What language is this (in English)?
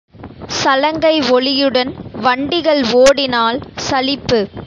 Tamil